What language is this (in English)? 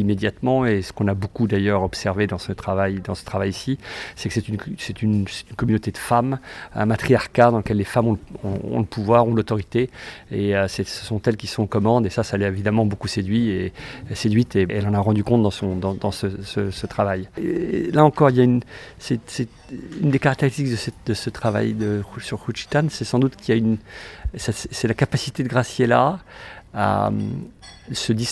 French